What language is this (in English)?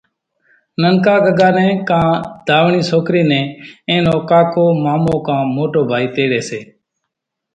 Kachi Koli